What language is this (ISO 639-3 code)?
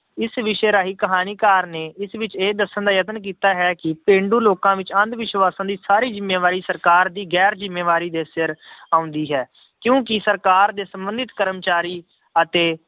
pan